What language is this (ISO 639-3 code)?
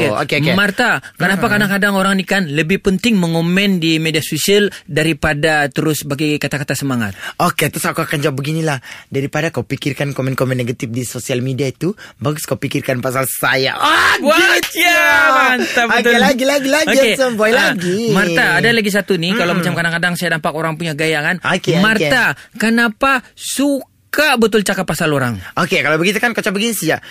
msa